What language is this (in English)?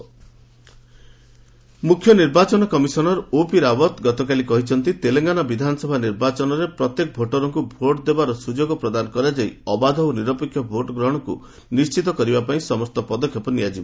Odia